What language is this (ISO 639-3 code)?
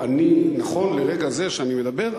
heb